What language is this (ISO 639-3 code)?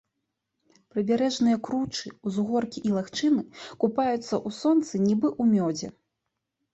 bel